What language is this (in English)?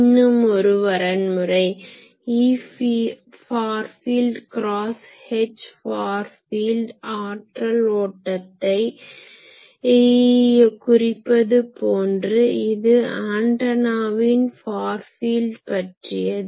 Tamil